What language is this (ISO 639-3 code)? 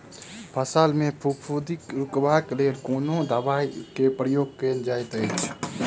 mai